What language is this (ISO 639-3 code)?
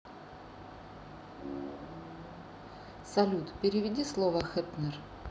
rus